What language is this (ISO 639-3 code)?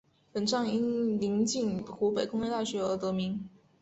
zho